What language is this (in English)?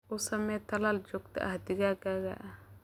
Somali